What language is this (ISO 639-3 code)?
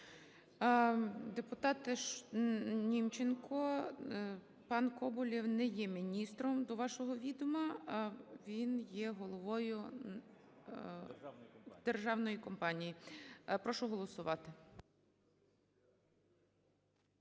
ukr